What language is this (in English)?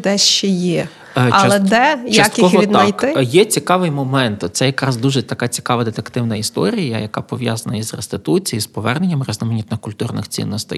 Ukrainian